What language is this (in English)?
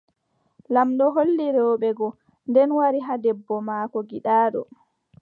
Adamawa Fulfulde